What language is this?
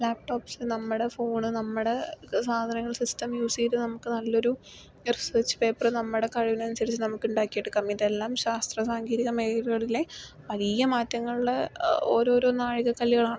Malayalam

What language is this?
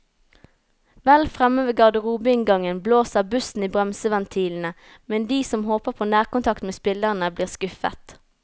Norwegian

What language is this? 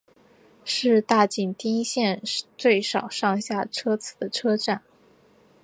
Chinese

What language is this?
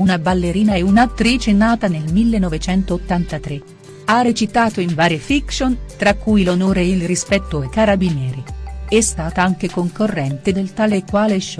Italian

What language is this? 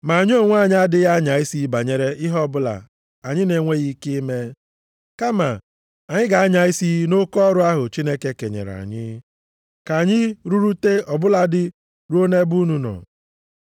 Igbo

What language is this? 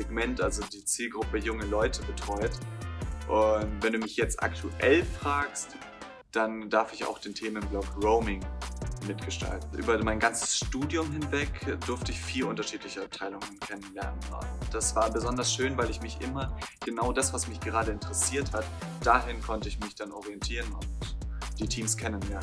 German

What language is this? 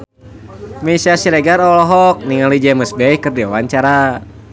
Sundanese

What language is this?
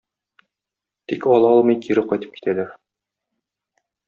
Tatar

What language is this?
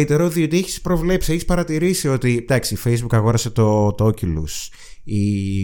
Greek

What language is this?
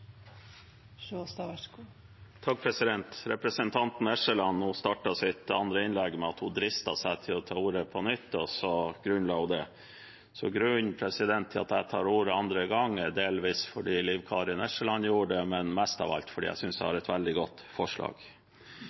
Norwegian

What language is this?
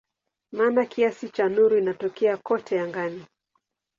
Swahili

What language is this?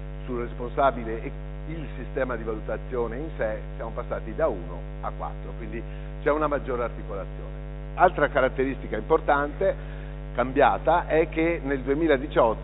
Italian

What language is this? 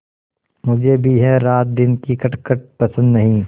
Hindi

